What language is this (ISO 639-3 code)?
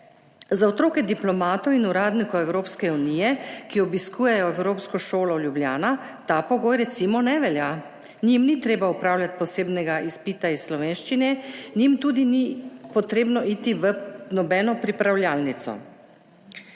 slv